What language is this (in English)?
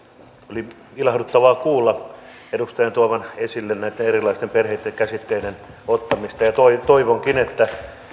Finnish